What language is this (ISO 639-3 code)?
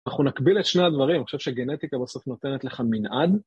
heb